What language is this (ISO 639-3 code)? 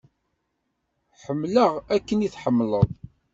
kab